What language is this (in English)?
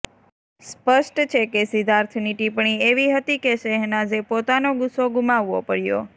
Gujarati